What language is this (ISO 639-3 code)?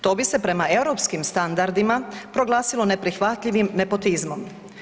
hrv